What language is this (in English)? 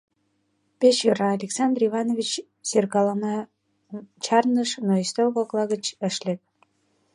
Mari